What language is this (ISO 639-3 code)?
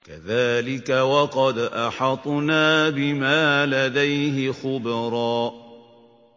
ara